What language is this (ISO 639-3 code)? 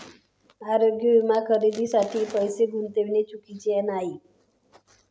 mar